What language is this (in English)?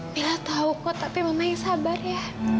Indonesian